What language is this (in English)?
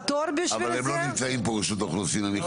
Hebrew